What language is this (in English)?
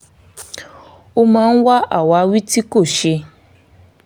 Yoruba